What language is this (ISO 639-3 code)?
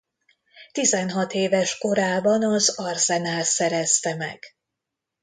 hun